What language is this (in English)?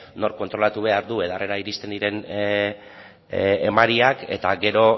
Basque